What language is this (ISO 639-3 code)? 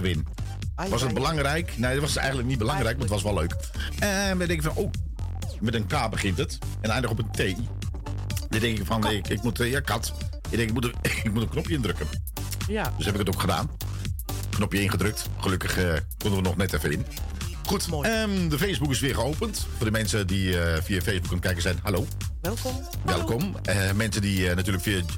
nld